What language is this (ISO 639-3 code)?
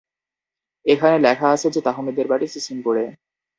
ben